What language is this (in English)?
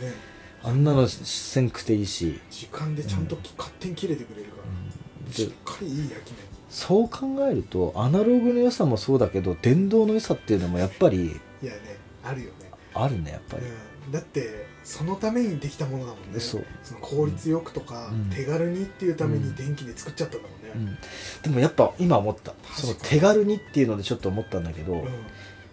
Japanese